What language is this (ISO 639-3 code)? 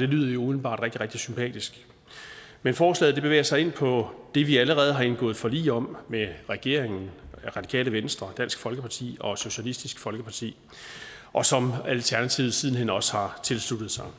dan